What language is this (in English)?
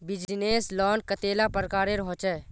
Magahi